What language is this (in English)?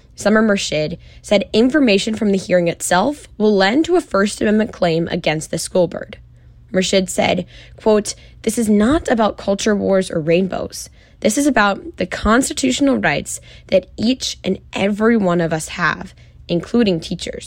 English